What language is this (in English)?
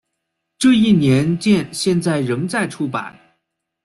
Chinese